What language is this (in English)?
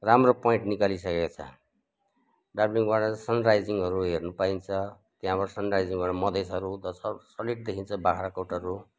Nepali